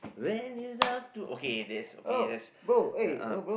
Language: English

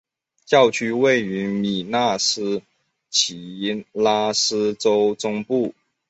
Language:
Chinese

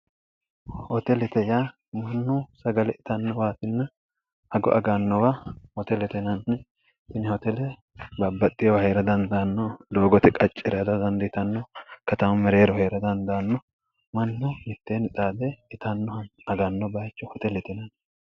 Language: Sidamo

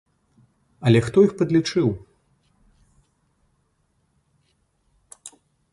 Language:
Belarusian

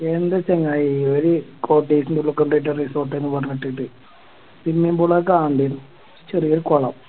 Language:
Malayalam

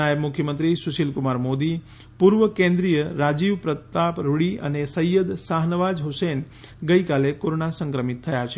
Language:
Gujarati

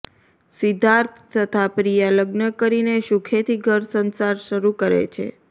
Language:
Gujarati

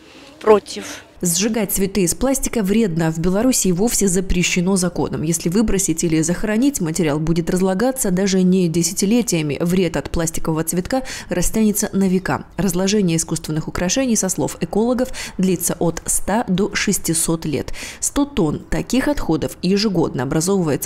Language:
Russian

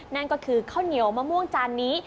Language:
Thai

